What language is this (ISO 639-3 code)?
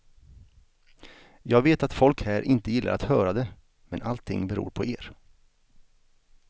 swe